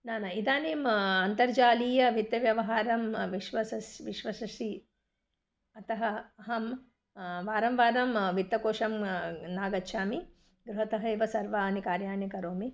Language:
Sanskrit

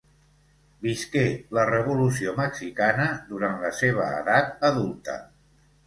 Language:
Catalan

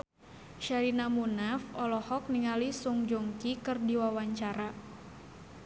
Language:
Sundanese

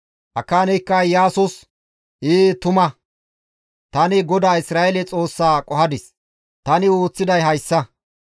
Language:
Gamo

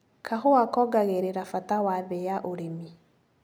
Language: Kikuyu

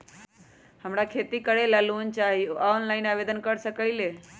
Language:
Magahi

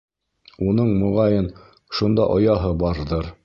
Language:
Bashkir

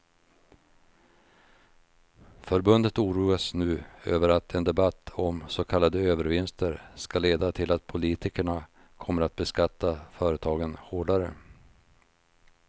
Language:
Swedish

